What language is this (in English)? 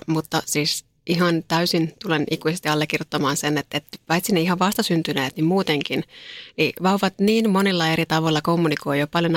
Finnish